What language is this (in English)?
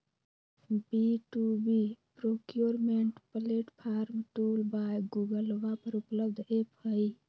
Magahi